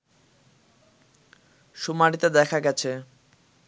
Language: Bangla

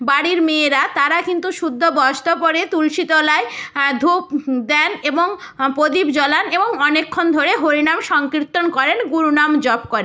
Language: Bangla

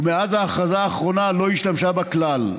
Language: Hebrew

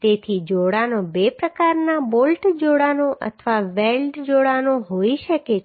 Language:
Gujarati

